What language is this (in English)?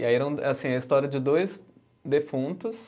Portuguese